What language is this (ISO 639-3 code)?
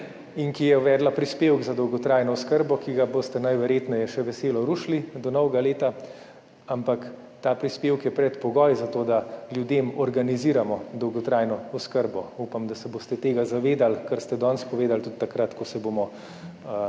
slv